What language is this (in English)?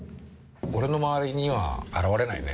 Japanese